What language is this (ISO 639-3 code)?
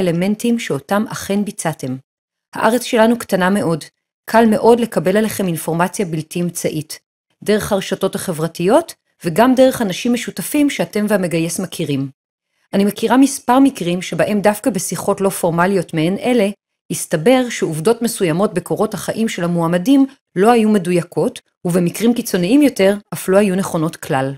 heb